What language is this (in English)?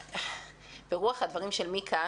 Hebrew